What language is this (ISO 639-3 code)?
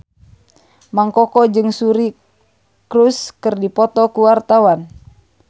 sun